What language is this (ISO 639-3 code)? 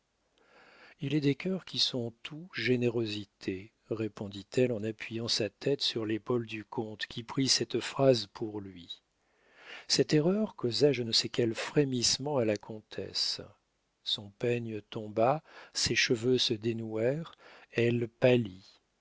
fra